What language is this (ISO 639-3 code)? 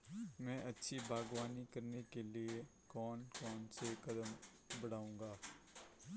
hin